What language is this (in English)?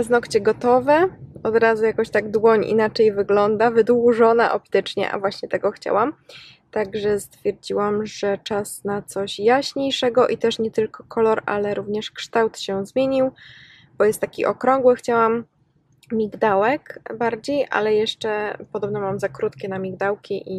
Polish